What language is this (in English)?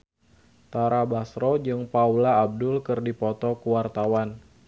Sundanese